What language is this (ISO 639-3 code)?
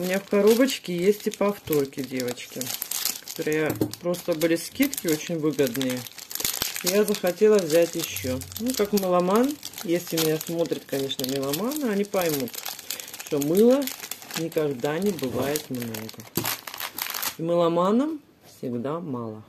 rus